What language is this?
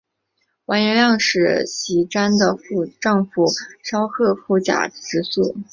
Chinese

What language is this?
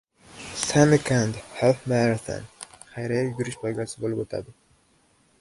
Uzbek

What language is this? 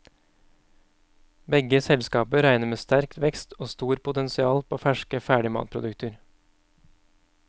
Norwegian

